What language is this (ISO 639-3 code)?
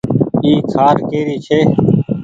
gig